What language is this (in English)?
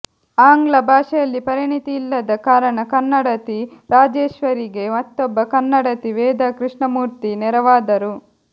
Kannada